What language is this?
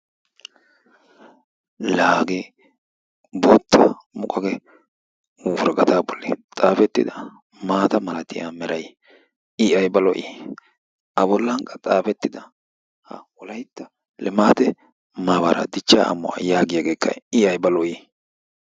Wolaytta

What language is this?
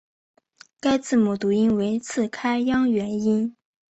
Chinese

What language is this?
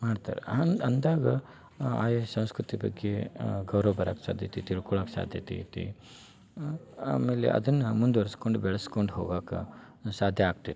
Kannada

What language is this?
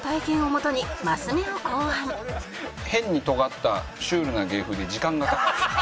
Japanese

